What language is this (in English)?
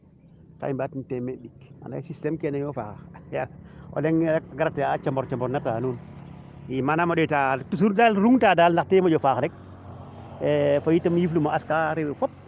Serer